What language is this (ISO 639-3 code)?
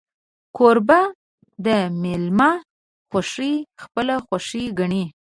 pus